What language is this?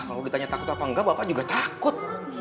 Indonesian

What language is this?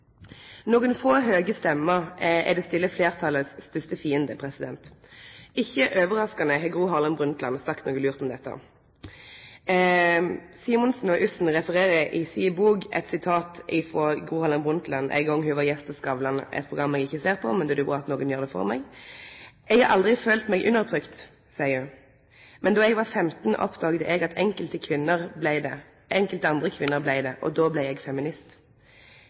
Norwegian Nynorsk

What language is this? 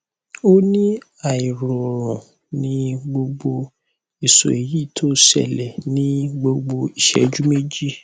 Yoruba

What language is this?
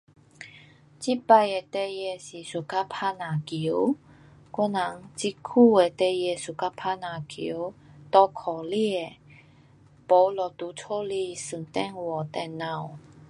Pu-Xian Chinese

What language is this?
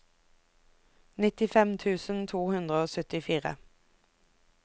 Norwegian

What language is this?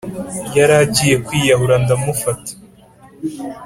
Kinyarwanda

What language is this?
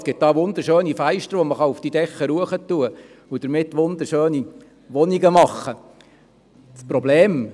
Swiss German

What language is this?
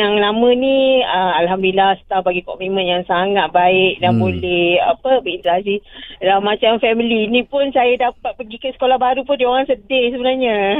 Malay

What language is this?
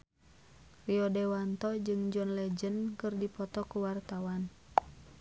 Sundanese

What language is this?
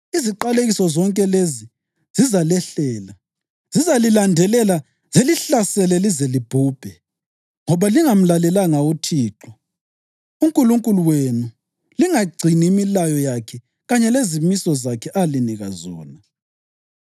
North Ndebele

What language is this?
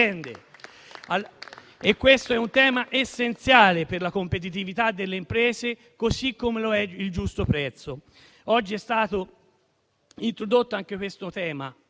Italian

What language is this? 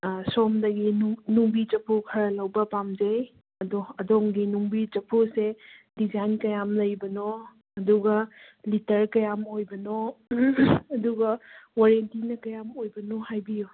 Manipuri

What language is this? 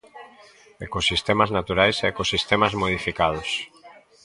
Galician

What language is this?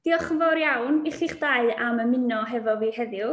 Welsh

